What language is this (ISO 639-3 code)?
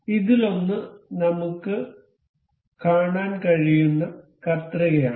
mal